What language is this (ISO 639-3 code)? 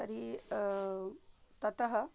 san